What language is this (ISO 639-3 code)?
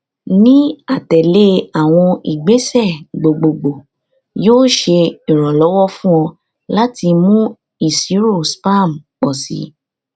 yor